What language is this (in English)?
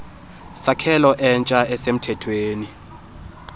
Xhosa